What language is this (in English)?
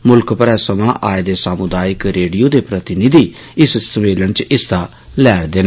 Dogri